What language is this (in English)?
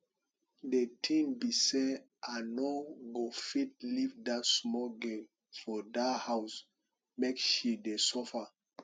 Nigerian Pidgin